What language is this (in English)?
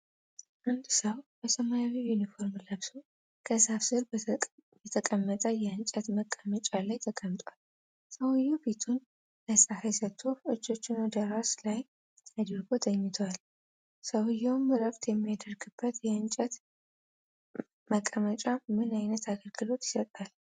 Amharic